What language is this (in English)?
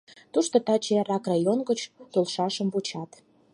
Mari